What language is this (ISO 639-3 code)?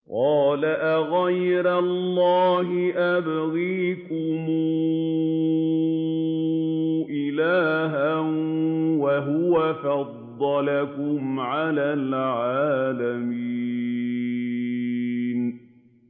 ara